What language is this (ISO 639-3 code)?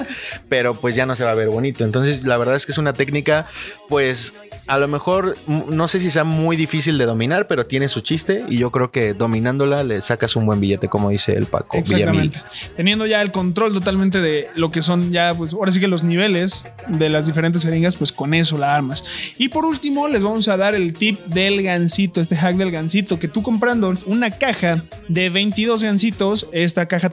spa